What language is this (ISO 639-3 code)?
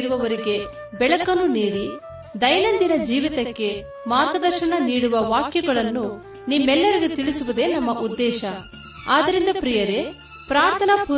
kan